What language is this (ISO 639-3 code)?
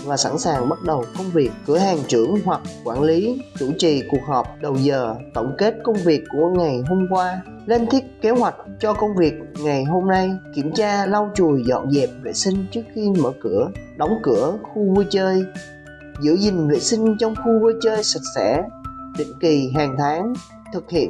vie